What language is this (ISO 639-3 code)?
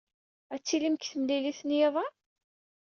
kab